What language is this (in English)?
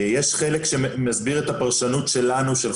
Hebrew